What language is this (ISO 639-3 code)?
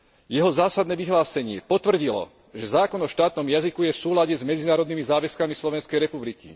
slk